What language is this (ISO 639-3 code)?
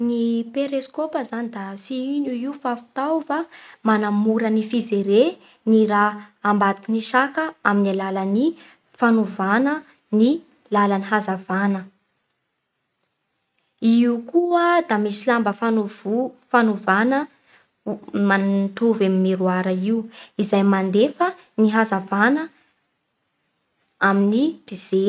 bhr